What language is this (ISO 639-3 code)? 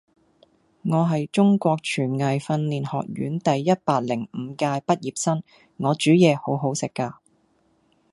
yue